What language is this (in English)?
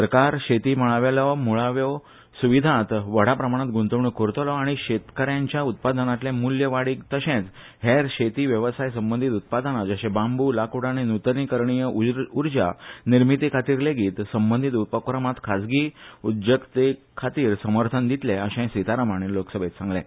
Konkani